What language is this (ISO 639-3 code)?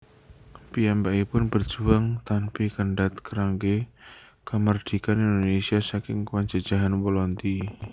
jav